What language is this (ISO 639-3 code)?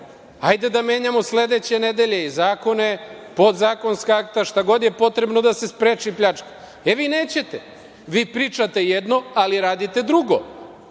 srp